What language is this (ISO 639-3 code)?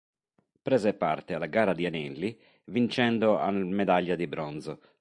ita